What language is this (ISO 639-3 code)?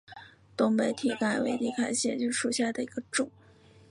zho